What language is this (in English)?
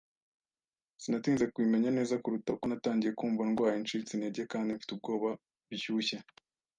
Kinyarwanda